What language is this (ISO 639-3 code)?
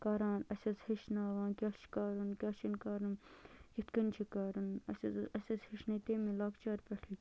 kas